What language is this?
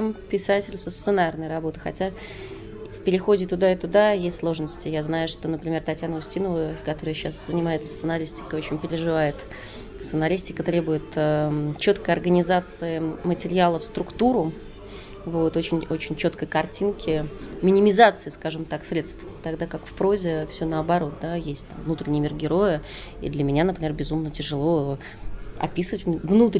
Russian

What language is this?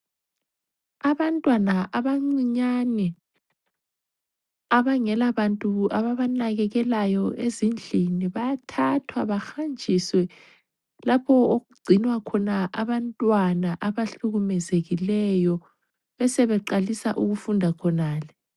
North Ndebele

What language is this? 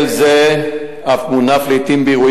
Hebrew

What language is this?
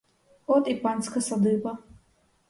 Ukrainian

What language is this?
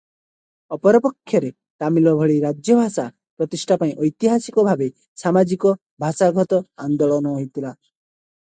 Odia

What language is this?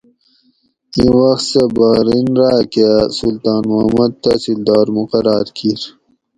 Gawri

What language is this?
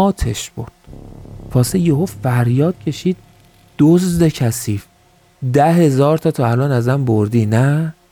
Persian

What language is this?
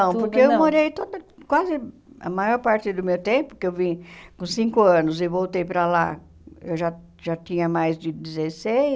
Portuguese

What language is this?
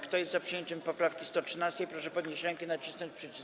Polish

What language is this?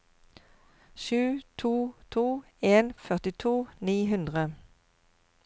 Norwegian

